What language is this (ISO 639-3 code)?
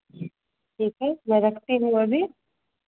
hin